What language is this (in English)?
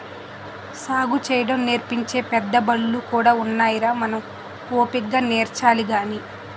Telugu